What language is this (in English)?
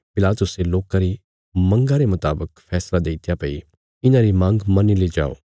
Bilaspuri